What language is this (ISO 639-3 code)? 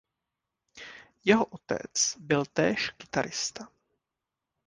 ces